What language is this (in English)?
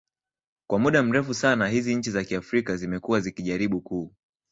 Swahili